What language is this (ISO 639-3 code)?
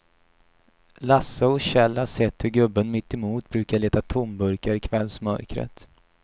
swe